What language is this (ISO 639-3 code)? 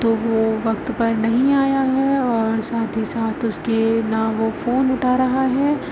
urd